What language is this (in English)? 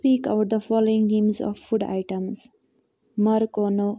Kashmiri